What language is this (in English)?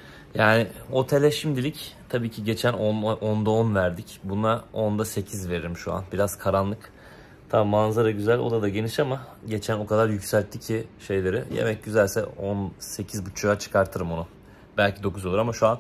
Turkish